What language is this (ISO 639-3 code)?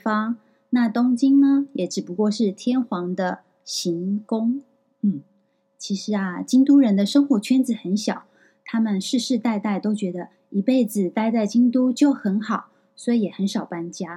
zho